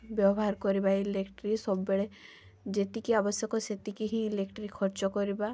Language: Odia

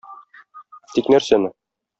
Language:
Tatar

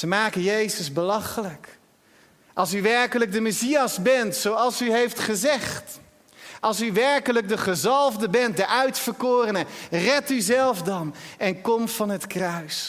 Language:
Dutch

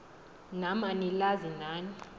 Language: Xhosa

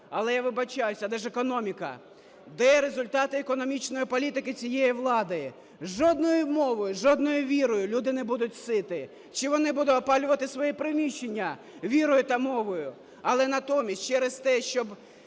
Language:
Ukrainian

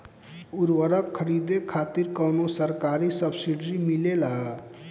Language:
Bhojpuri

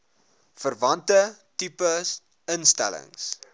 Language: Afrikaans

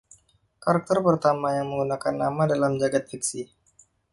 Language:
Indonesian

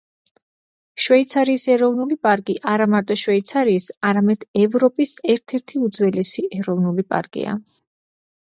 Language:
Georgian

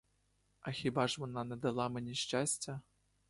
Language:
Ukrainian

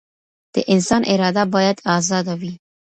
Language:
Pashto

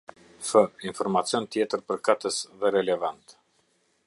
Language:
Albanian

